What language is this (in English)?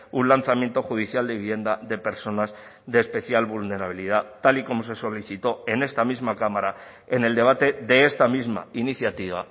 Spanish